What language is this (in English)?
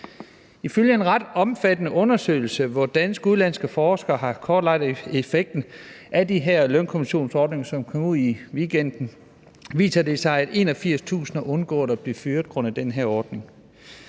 Danish